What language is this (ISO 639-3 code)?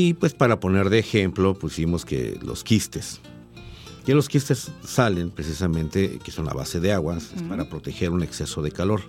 spa